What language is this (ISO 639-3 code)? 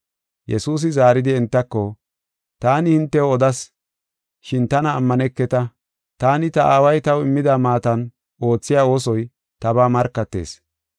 gof